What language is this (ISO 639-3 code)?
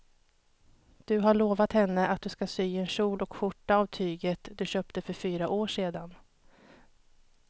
swe